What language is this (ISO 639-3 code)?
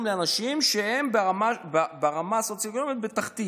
heb